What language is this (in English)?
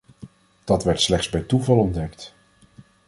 Dutch